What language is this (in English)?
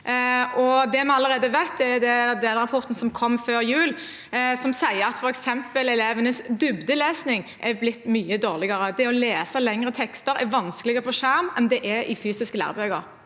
Norwegian